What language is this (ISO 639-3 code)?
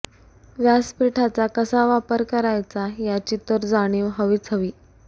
mar